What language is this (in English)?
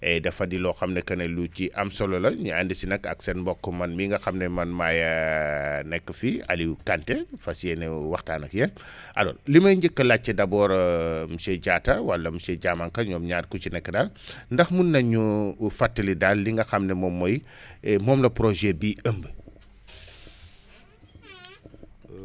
Wolof